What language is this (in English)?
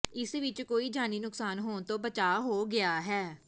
Punjabi